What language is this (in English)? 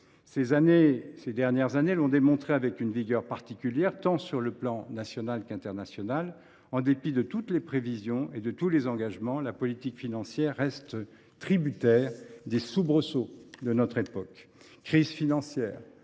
French